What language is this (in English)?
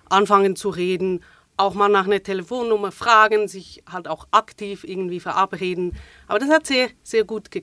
German